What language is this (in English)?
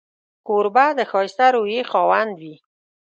Pashto